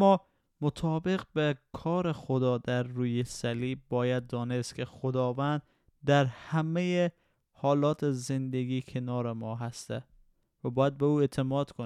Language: Persian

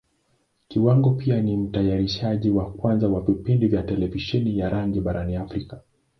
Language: Swahili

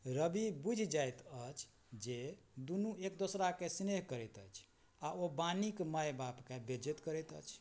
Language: Maithili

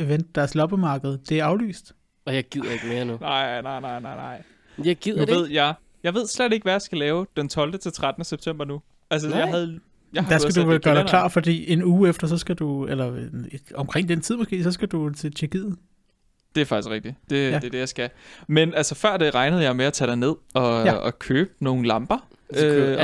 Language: Danish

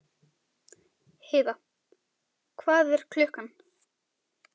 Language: Icelandic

